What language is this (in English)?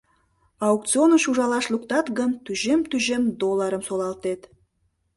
Mari